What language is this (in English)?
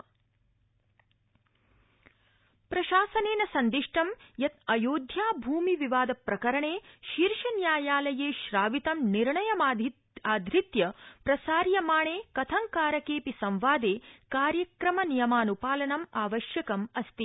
Sanskrit